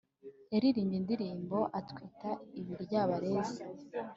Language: Kinyarwanda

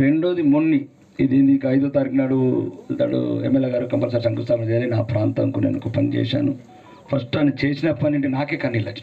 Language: Telugu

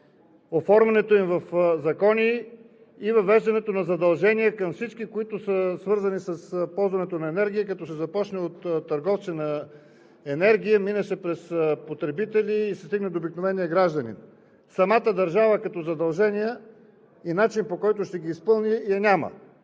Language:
Bulgarian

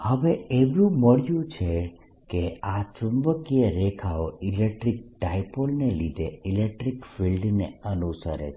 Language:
Gujarati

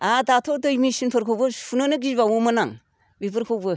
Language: Bodo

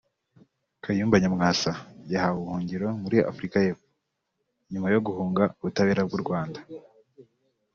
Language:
Kinyarwanda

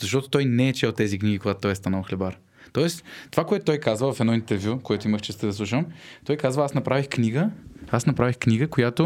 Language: Bulgarian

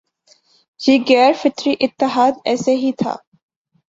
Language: Urdu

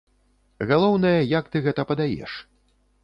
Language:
Belarusian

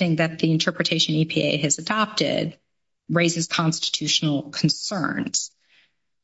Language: English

